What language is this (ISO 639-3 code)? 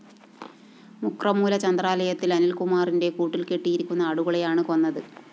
mal